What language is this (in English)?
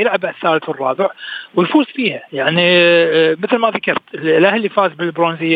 Arabic